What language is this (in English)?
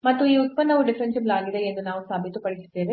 Kannada